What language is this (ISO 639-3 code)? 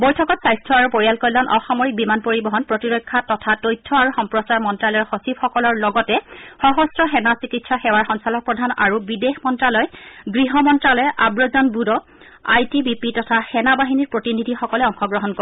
asm